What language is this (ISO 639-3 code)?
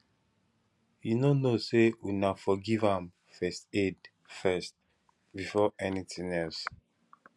pcm